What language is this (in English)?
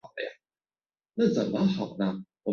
Chinese